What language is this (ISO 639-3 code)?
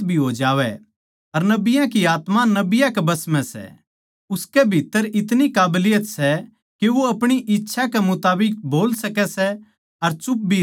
bgc